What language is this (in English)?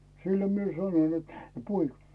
Finnish